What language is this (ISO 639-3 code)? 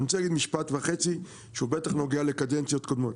heb